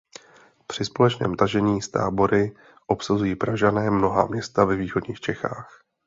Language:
Czech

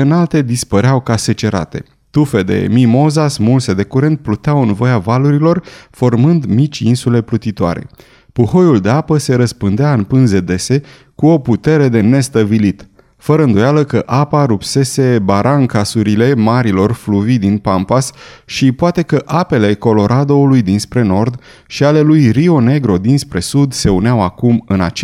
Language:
Romanian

